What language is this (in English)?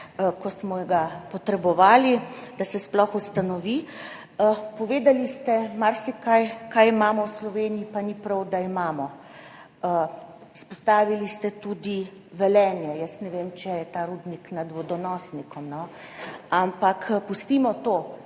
Slovenian